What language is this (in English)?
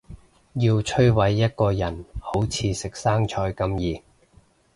Cantonese